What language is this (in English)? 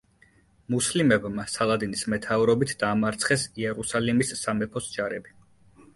Georgian